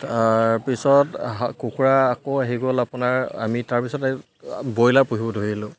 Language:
Assamese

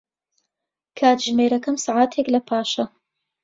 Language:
Central Kurdish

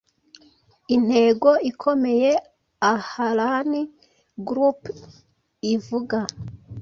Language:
Kinyarwanda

